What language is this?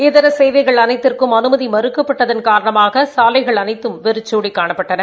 Tamil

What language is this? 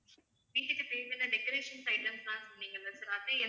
Tamil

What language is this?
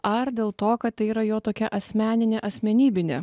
Lithuanian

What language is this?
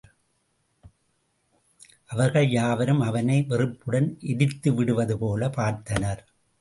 Tamil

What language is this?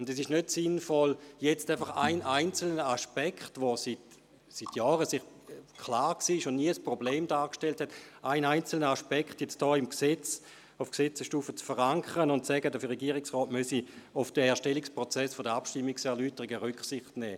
Swiss German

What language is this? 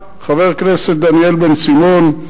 Hebrew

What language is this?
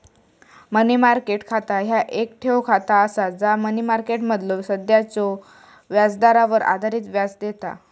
Marathi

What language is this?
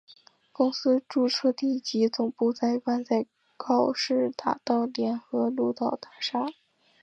Chinese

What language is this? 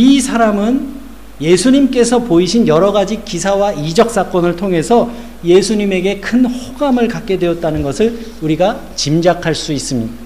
Korean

